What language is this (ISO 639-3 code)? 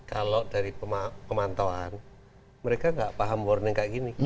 ind